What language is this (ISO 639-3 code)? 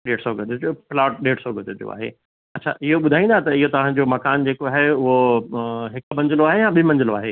snd